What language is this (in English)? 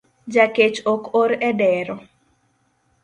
Luo (Kenya and Tanzania)